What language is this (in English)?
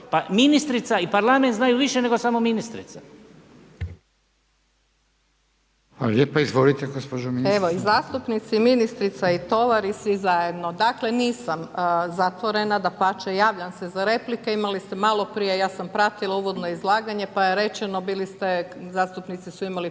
Croatian